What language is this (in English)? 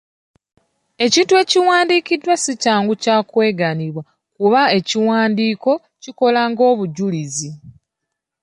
Ganda